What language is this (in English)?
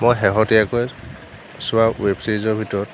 Assamese